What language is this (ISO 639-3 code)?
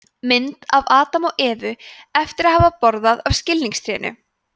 isl